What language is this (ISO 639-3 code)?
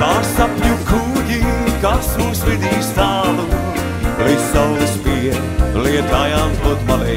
lav